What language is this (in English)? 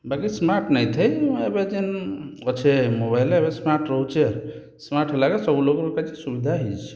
Odia